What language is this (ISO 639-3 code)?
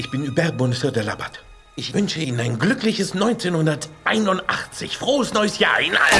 deu